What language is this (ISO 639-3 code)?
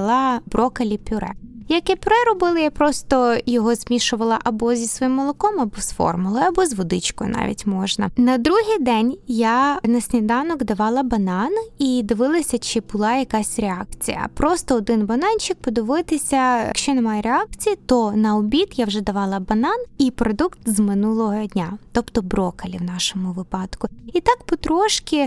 ukr